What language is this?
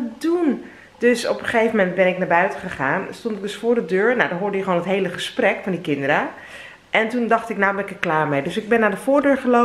Dutch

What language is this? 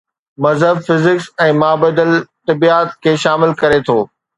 Sindhi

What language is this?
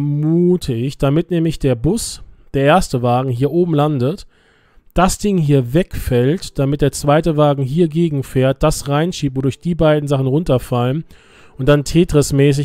German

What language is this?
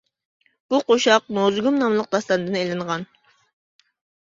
Uyghur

